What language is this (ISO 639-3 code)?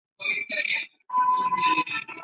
zho